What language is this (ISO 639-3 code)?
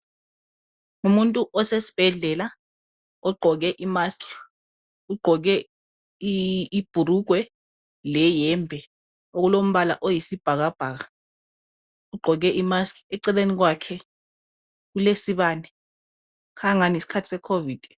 nde